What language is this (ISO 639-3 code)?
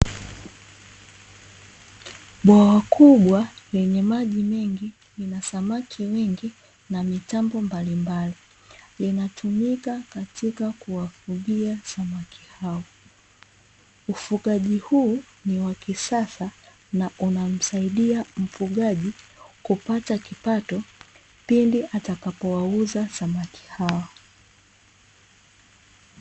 swa